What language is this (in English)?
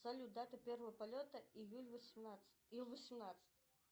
Russian